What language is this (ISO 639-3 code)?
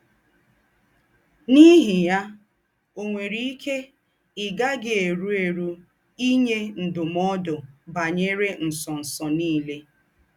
ibo